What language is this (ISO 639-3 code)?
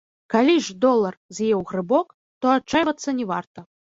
bel